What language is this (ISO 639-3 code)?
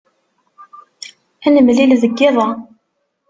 kab